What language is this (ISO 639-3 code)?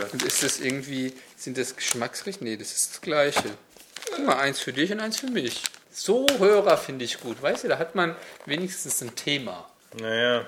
deu